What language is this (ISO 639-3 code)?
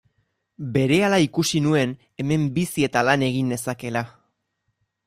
eus